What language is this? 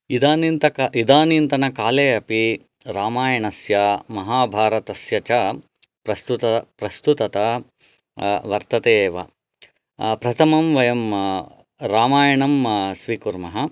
Sanskrit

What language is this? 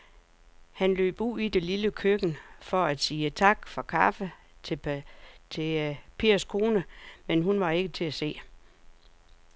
Danish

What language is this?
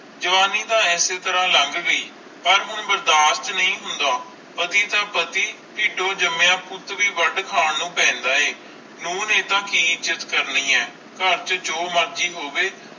Punjabi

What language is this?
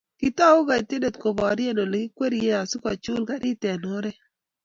Kalenjin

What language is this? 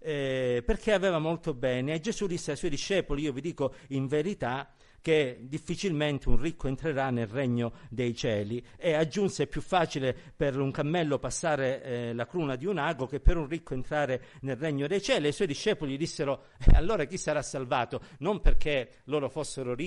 Italian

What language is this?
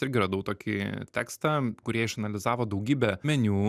Lithuanian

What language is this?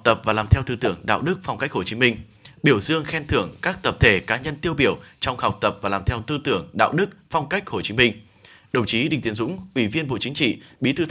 Vietnamese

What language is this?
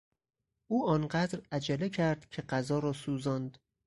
Persian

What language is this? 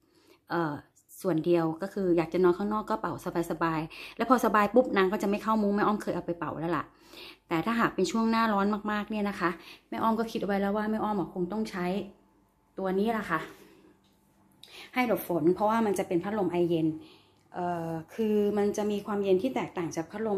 Thai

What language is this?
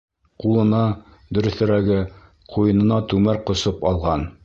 Bashkir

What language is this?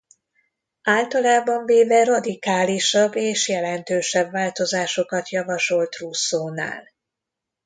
Hungarian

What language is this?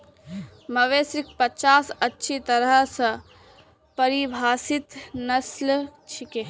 Magahi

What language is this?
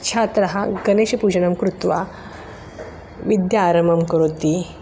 Sanskrit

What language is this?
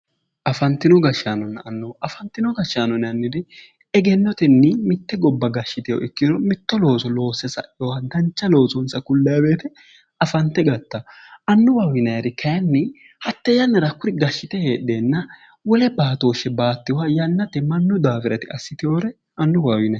Sidamo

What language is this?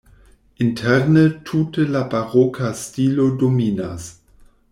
Esperanto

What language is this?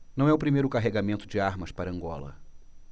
Portuguese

